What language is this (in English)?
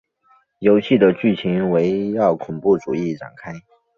Chinese